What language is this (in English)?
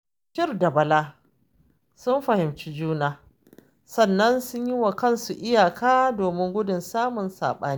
Hausa